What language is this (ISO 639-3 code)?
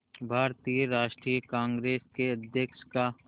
hin